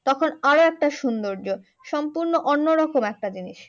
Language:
Bangla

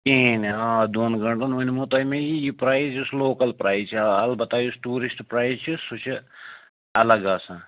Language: Kashmiri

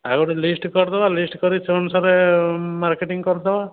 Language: Odia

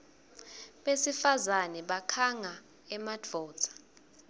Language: Swati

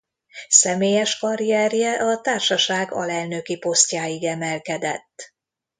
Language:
Hungarian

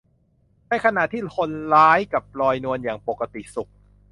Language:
Thai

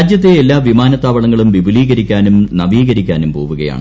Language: Malayalam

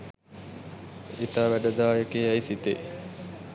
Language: Sinhala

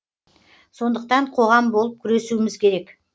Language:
Kazakh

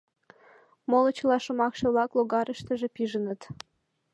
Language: Mari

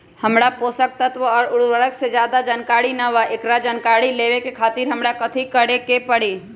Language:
Magahi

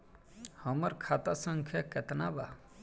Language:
Bhojpuri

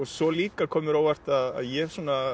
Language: Icelandic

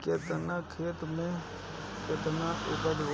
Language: Bhojpuri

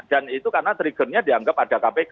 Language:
Indonesian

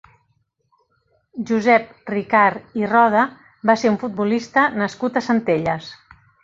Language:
Catalan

